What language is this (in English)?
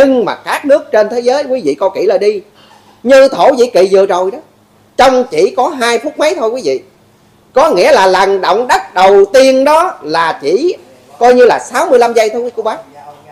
Vietnamese